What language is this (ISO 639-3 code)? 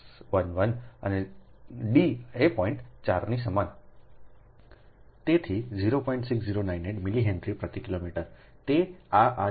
guj